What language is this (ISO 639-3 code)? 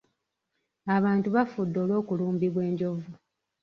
lug